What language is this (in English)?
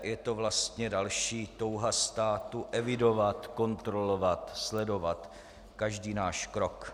Czech